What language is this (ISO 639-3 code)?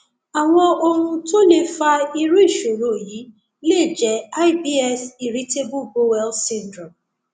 yor